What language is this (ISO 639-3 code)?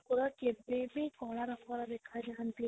ori